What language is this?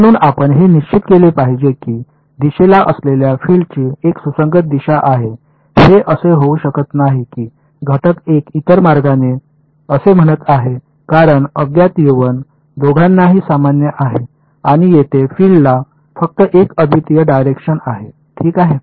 Marathi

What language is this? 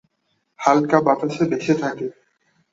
Bangla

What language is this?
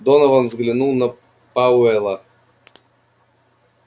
Russian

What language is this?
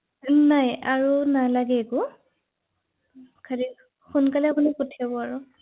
Assamese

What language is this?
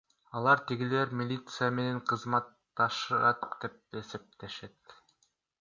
Kyrgyz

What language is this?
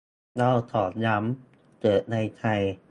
Thai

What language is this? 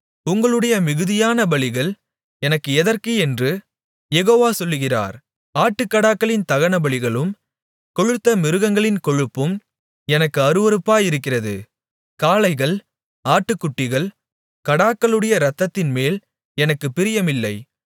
Tamil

